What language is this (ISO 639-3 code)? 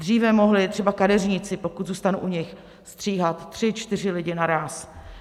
ces